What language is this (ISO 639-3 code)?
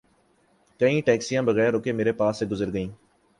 urd